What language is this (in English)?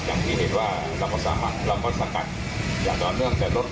Thai